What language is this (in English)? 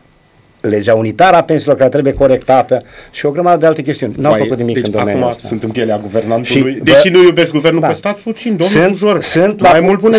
Romanian